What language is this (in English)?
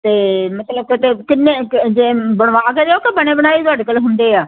Punjabi